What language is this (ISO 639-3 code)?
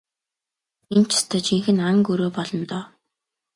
mon